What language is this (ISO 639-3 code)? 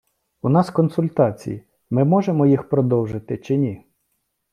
ukr